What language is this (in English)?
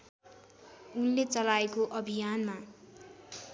Nepali